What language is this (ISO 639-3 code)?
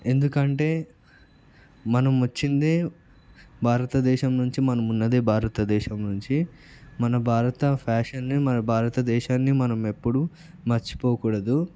tel